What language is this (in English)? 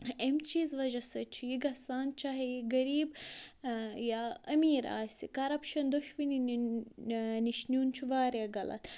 Kashmiri